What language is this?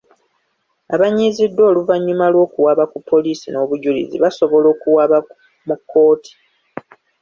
Ganda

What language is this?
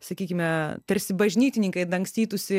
Lithuanian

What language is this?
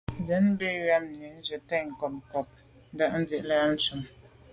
Medumba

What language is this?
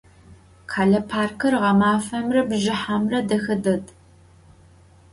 Adyghe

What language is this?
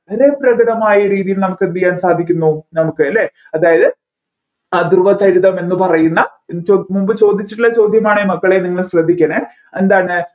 Malayalam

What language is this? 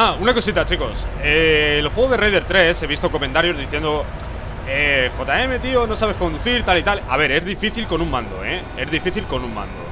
Spanish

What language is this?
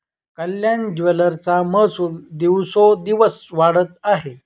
Marathi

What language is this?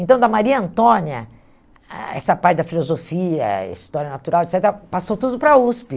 Portuguese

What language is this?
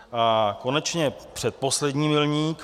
Czech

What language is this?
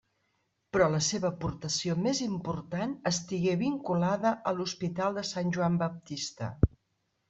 Catalan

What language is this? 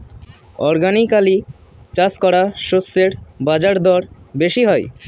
Bangla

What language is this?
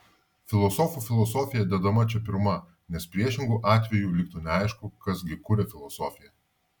Lithuanian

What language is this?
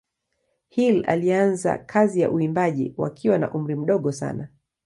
Swahili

